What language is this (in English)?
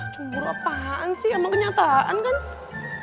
Indonesian